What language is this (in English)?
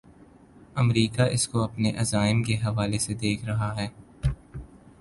Urdu